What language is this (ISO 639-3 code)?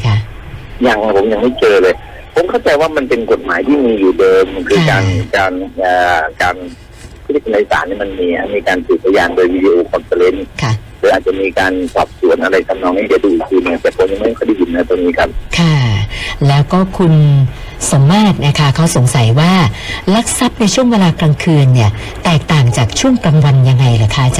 tha